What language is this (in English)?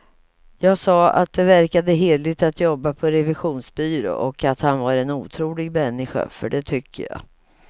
Swedish